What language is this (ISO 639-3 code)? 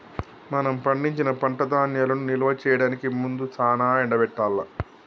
tel